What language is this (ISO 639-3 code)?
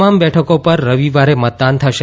guj